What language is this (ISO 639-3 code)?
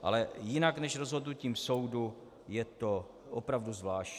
ces